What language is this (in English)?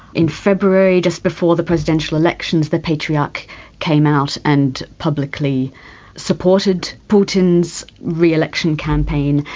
English